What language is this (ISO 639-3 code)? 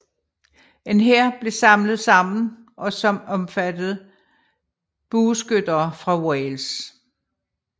dan